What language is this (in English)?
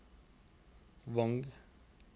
Norwegian